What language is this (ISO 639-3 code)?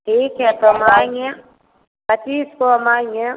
hin